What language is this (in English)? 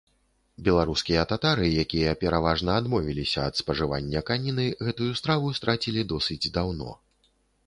Belarusian